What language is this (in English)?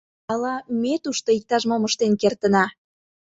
Mari